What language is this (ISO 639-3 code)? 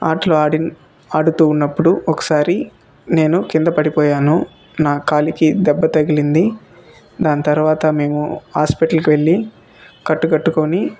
tel